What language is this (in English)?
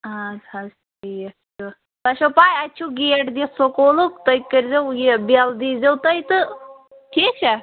Kashmiri